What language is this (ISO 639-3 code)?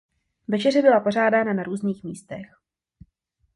ces